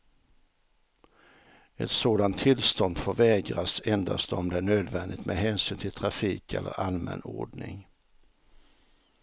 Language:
Swedish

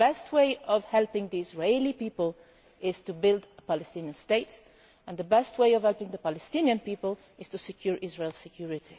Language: English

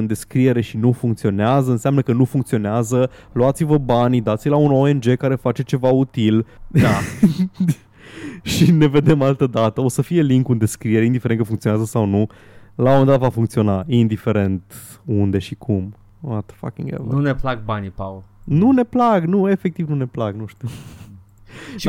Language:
Romanian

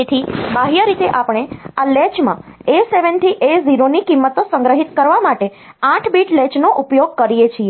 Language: Gujarati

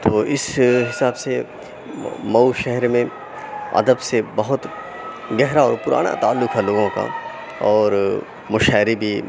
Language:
Urdu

